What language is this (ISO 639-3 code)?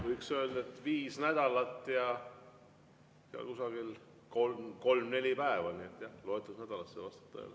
est